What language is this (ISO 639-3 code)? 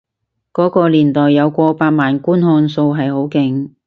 yue